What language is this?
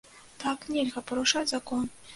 Belarusian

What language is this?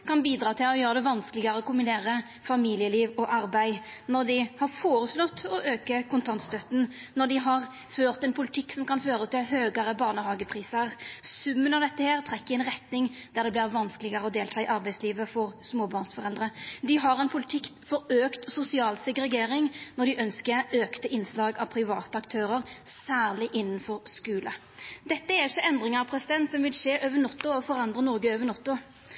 Norwegian Nynorsk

